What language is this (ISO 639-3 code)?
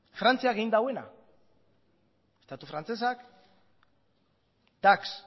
eus